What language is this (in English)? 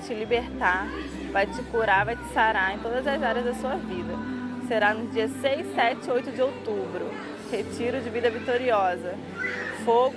Portuguese